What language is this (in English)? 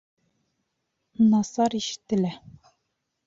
Bashkir